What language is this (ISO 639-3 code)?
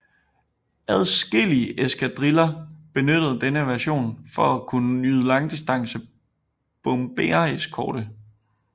dan